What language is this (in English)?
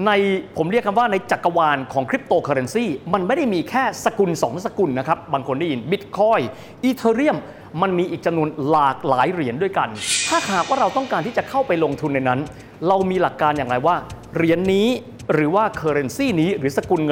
Thai